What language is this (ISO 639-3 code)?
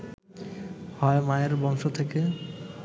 ben